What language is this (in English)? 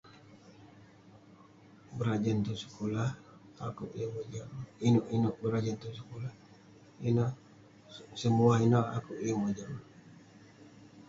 Western Penan